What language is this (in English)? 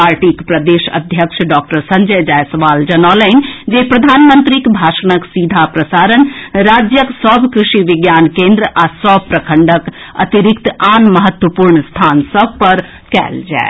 Maithili